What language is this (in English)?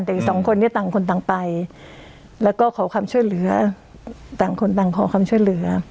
Thai